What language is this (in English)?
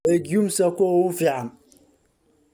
Somali